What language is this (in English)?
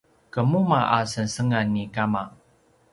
Paiwan